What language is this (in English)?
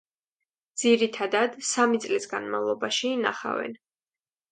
Georgian